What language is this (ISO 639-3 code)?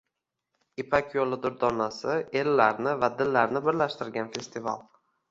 uzb